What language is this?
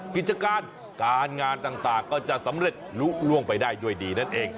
Thai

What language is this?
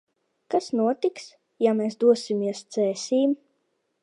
Latvian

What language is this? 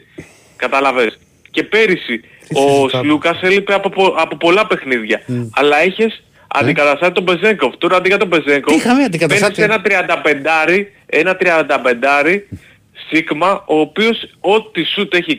Greek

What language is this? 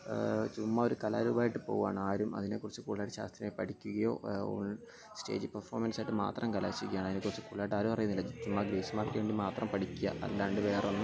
Malayalam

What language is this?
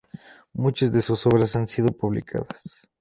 Spanish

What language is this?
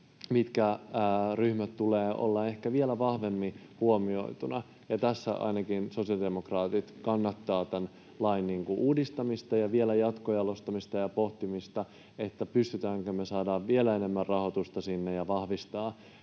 Finnish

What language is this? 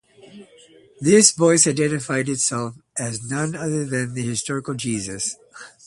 English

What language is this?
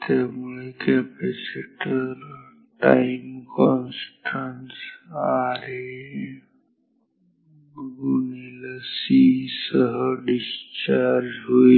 Marathi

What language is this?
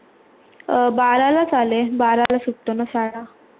Marathi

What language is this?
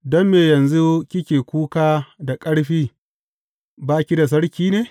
Hausa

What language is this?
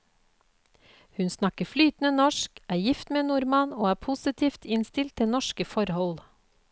Norwegian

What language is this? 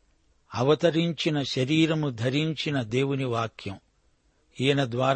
Telugu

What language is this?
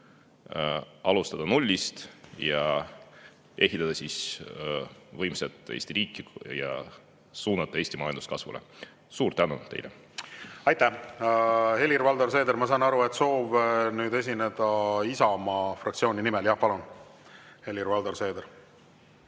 Estonian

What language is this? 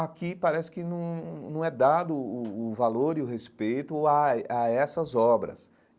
Portuguese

